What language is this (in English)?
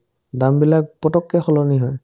Assamese